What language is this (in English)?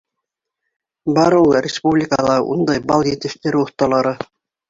Bashkir